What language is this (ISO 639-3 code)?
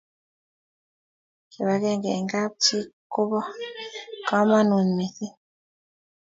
kln